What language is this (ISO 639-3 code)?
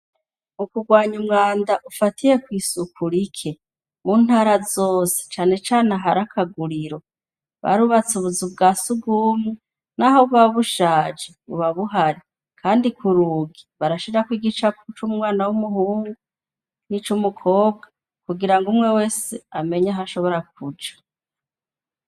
run